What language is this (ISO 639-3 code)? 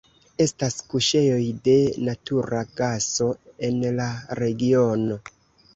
epo